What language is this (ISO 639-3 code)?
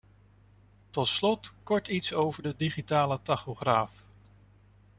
nld